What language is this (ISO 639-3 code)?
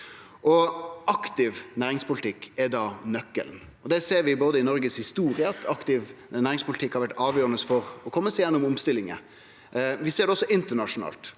nor